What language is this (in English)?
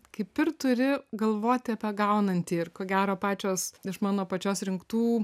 Lithuanian